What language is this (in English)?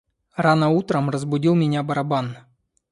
Russian